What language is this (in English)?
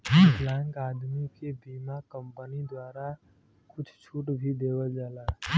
Bhojpuri